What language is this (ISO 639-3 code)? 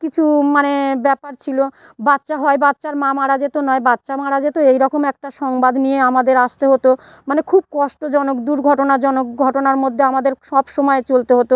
ben